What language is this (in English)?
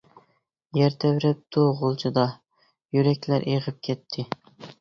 Uyghur